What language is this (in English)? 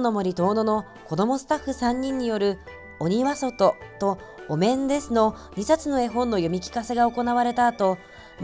Japanese